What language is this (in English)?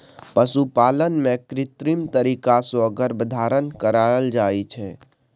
Maithili